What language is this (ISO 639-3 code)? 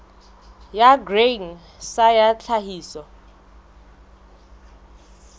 sot